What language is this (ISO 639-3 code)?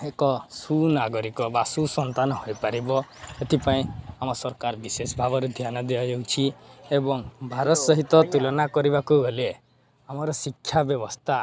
ori